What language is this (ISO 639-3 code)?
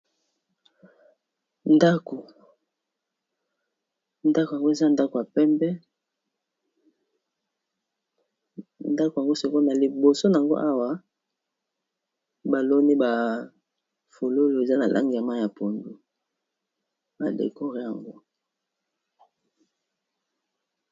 lin